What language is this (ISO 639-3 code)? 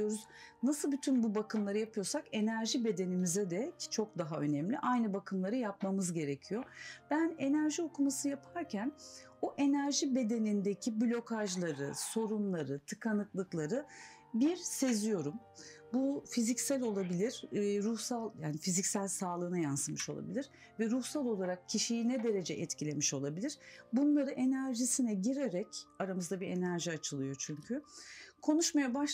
tur